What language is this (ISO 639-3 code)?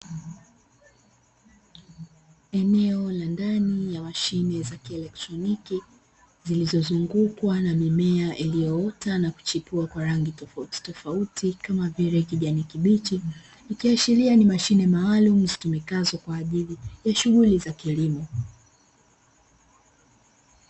swa